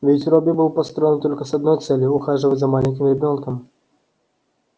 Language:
Russian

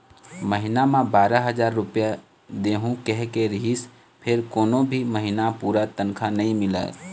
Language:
Chhattisgarhi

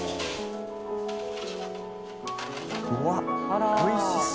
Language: Japanese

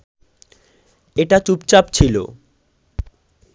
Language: Bangla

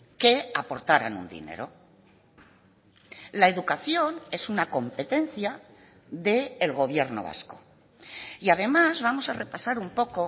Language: Spanish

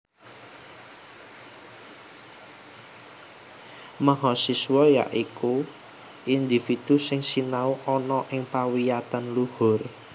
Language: Javanese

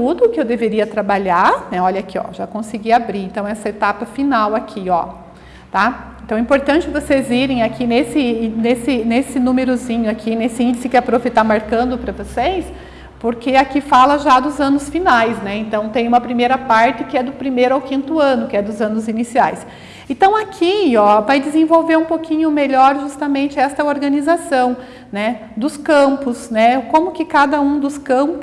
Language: Portuguese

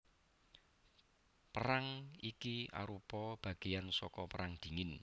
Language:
Javanese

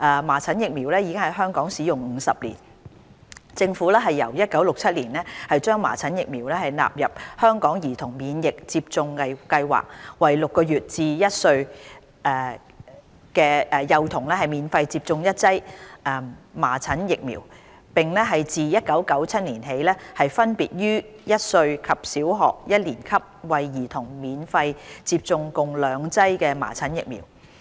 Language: Cantonese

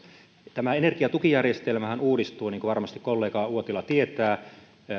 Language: Finnish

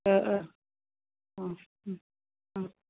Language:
Bodo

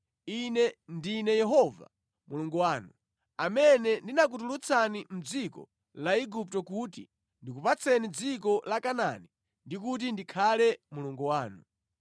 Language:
Nyanja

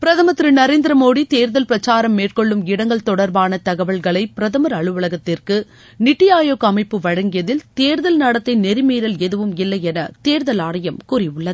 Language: Tamil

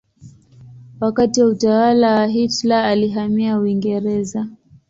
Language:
Swahili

